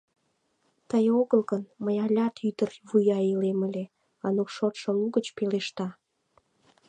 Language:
Mari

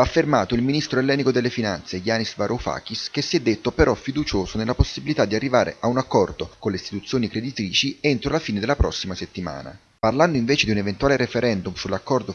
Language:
Italian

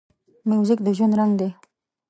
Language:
Pashto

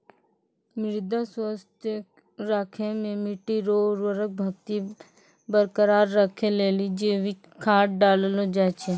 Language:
Maithili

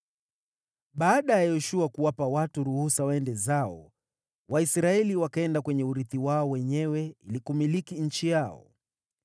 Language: Swahili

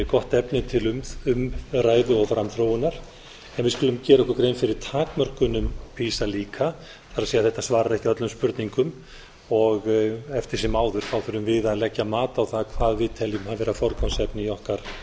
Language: Icelandic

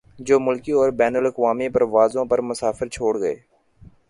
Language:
Urdu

